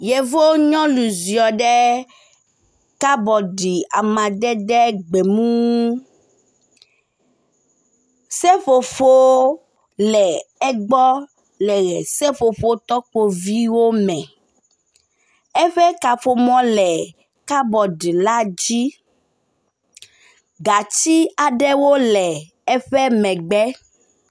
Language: Ewe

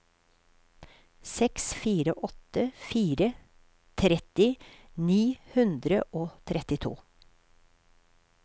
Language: Norwegian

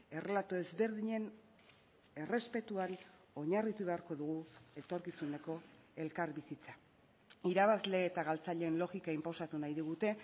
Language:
Basque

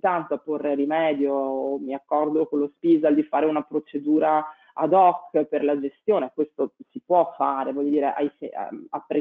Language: Italian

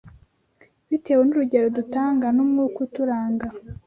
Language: Kinyarwanda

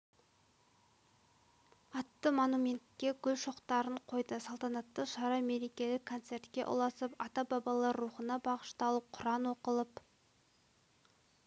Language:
Kazakh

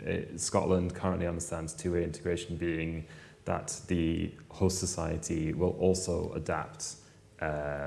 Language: English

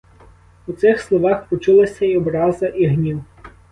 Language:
Ukrainian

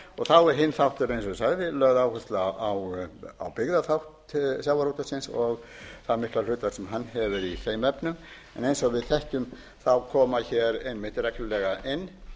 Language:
Icelandic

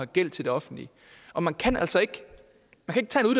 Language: Danish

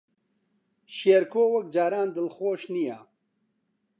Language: Central Kurdish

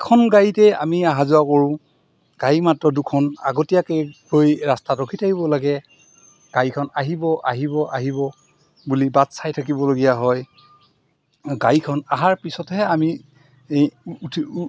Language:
Assamese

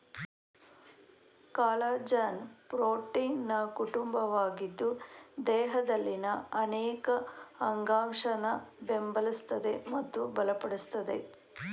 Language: Kannada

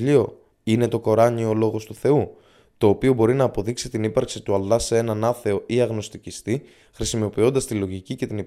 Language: Greek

